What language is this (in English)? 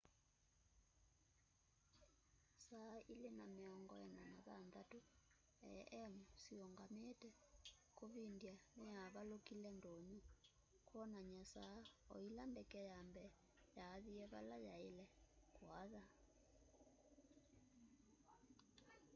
Kamba